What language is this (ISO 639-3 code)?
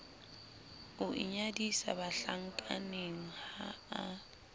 sot